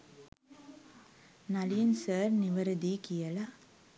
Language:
Sinhala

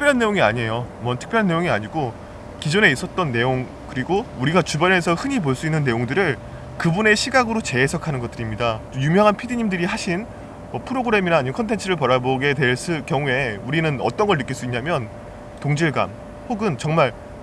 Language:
Korean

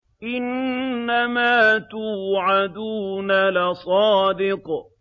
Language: Arabic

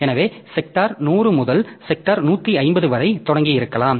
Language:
Tamil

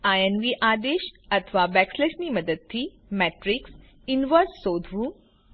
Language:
Gujarati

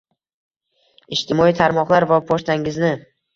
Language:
Uzbek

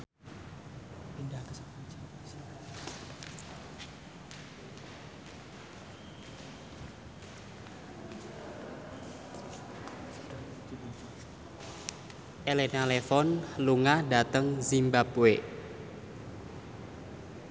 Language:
Javanese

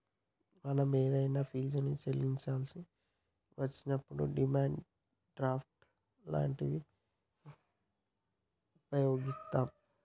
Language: Telugu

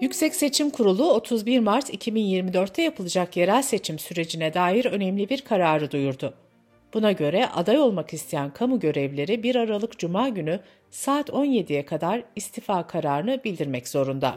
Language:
Turkish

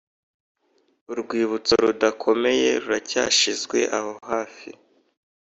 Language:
Kinyarwanda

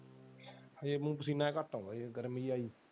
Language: Punjabi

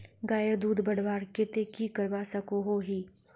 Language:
Magahi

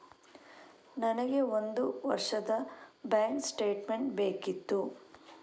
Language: Kannada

